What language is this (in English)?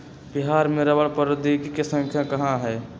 Magahi